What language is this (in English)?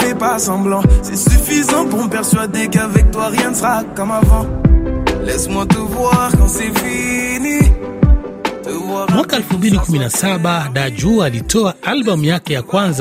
Swahili